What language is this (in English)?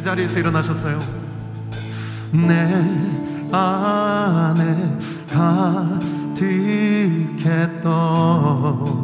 Korean